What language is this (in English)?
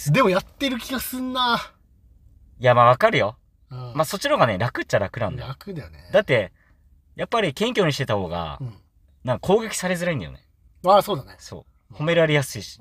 Japanese